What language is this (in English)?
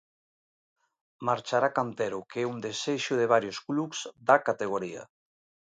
Galician